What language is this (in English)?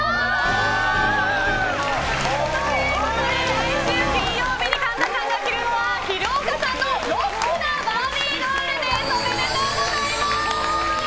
Japanese